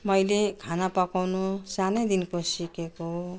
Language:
Nepali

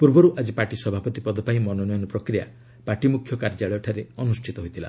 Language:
Odia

